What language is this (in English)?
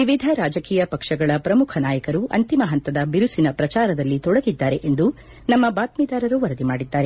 Kannada